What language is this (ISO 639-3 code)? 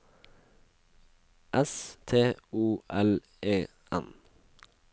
nor